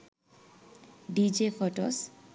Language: Sinhala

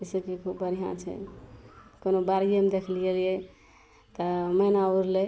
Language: Maithili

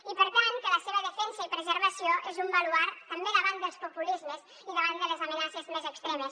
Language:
Catalan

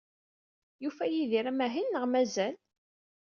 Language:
Kabyle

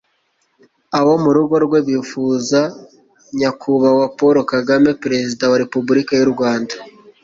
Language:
Kinyarwanda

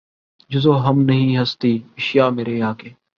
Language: Urdu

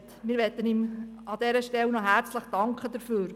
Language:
Swiss German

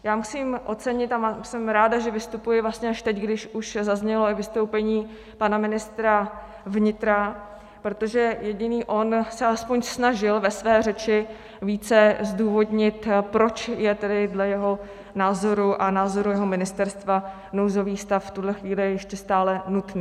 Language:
Czech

